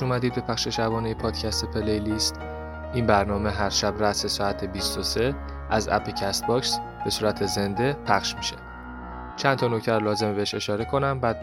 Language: Persian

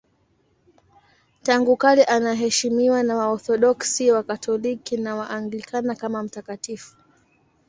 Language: Swahili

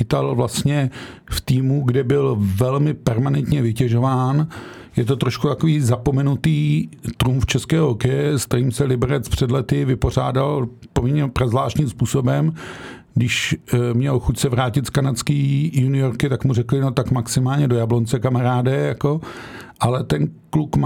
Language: Czech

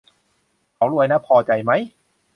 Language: Thai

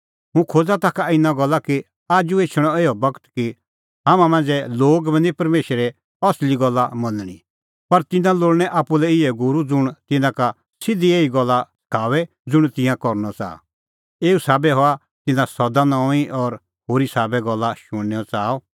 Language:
Kullu Pahari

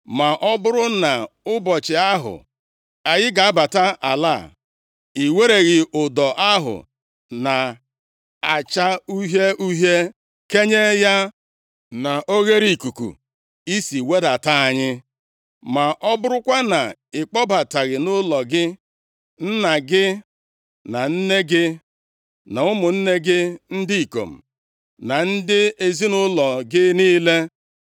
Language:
Igbo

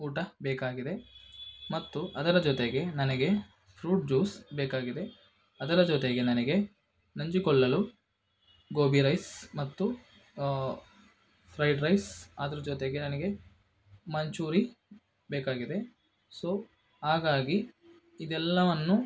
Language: Kannada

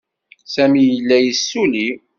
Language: Kabyle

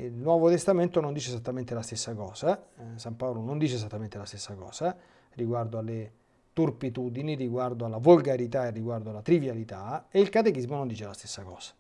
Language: Italian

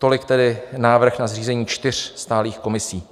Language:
Czech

